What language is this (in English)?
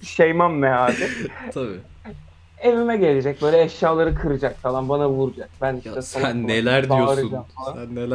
Turkish